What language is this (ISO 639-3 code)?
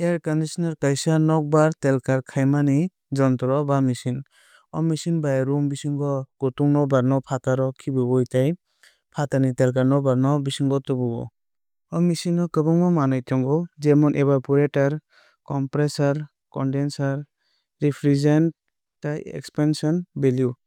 trp